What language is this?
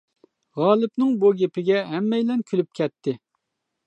Uyghur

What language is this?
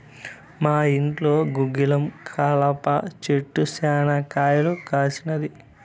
Telugu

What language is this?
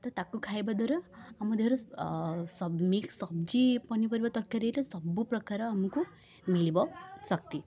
Odia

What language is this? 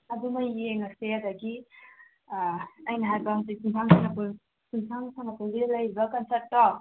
Manipuri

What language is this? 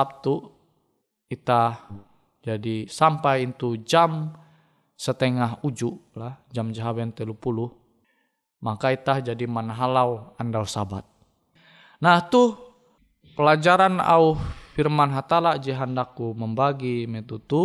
Indonesian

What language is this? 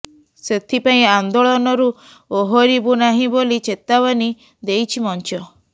Odia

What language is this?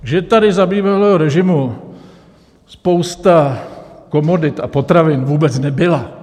Czech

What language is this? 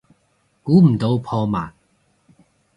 Cantonese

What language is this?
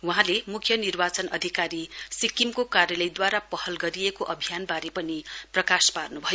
Nepali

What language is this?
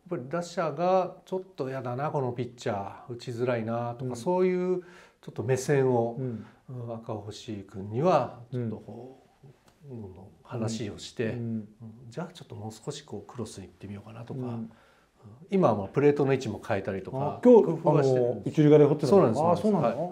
Japanese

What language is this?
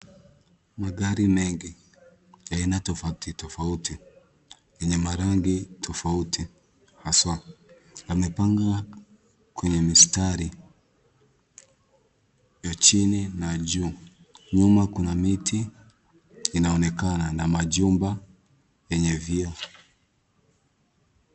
Swahili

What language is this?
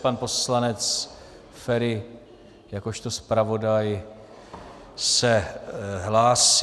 Czech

